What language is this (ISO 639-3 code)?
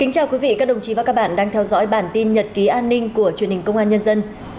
vie